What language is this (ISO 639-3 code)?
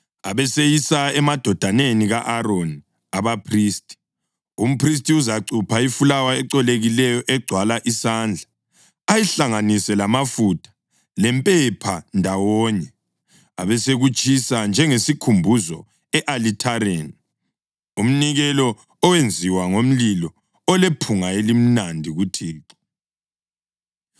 nde